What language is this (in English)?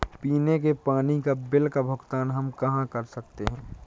Hindi